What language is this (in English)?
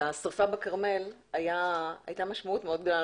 Hebrew